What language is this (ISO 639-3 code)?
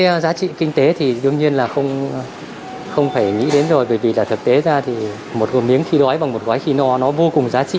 vie